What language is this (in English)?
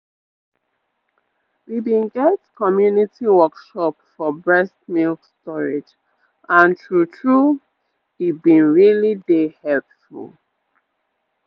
Nigerian Pidgin